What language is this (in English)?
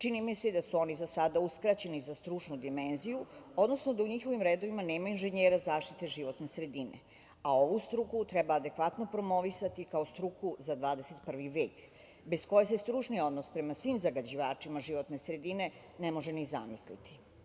Serbian